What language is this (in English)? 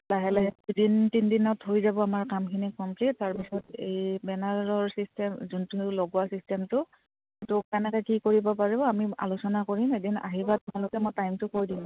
Assamese